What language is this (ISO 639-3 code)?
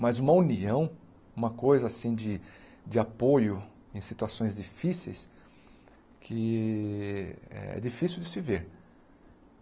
por